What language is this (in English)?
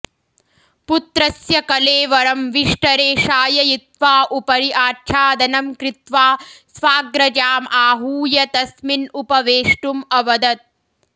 Sanskrit